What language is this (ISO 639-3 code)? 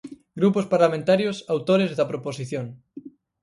glg